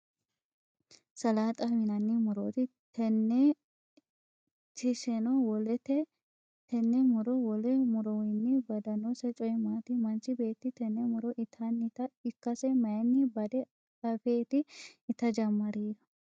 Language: Sidamo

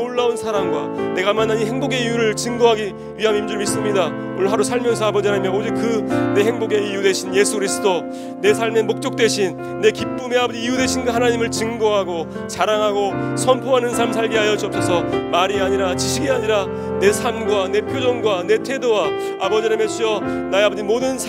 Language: Korean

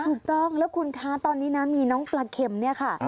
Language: Thai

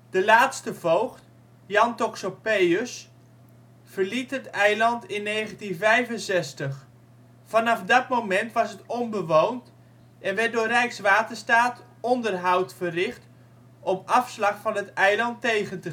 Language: Dutch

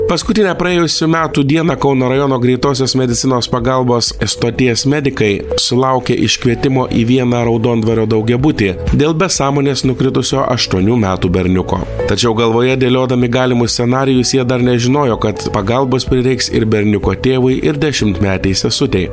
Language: Lithuanian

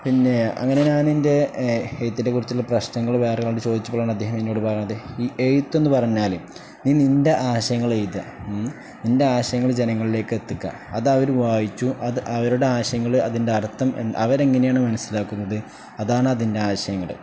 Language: Malayalam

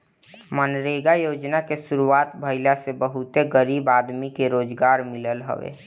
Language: Bhojpuri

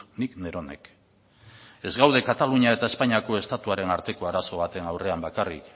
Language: Basque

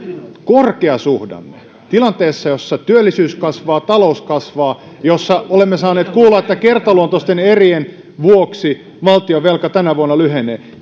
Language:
Finnish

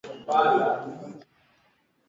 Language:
Swahili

